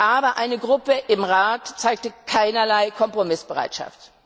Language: German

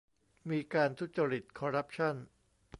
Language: Thai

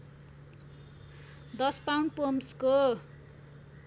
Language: Nepali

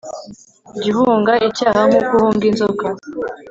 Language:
Kinyarwanda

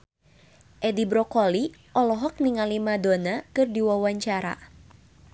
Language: Sundanese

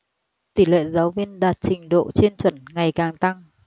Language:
Vietnamese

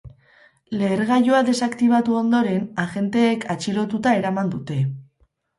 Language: Basque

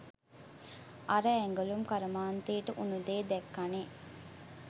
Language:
Sinhala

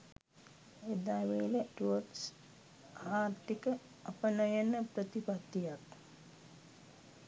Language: Sinhala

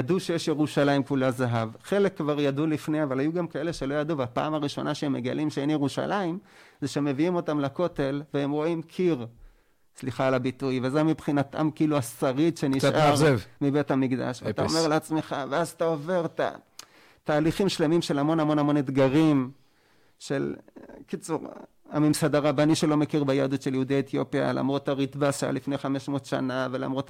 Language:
Hebrew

